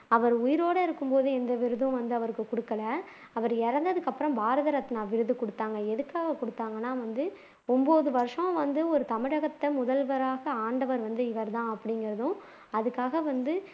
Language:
Tamil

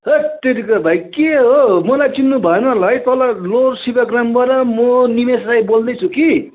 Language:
Nepali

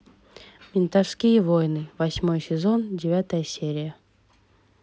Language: Russian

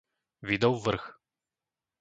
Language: Slovak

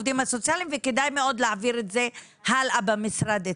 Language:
Hebrew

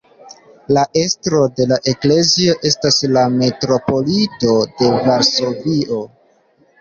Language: Esperanto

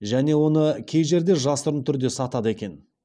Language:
Kazakh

